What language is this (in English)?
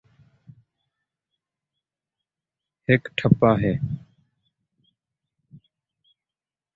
Saraiki